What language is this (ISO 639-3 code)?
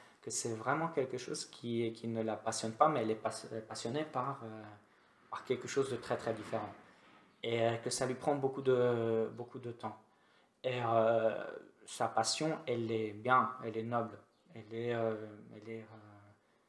fra